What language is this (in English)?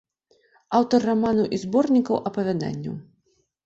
Belarusian